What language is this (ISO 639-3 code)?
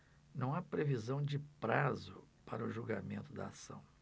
por